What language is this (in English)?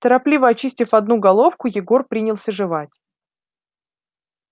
Russian